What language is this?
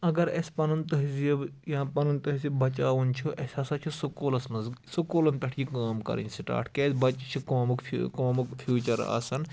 Kashmiri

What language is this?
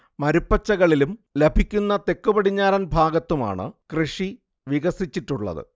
Malayalam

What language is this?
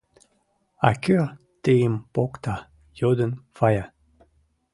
Mari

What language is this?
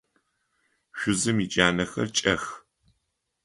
Adyghe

